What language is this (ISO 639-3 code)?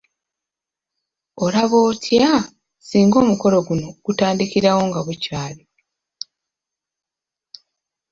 lug